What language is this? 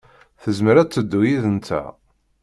Kabyle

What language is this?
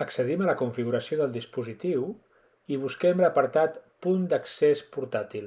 Catalan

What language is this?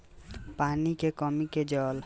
Bhojpuri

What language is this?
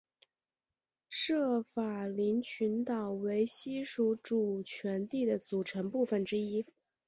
Chinese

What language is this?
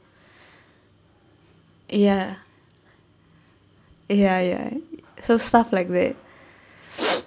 English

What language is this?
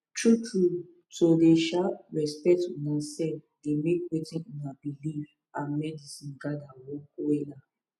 Nigerian Pidgin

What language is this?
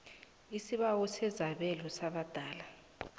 South Ndebele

